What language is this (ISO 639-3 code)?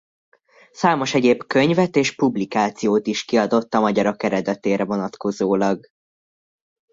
hun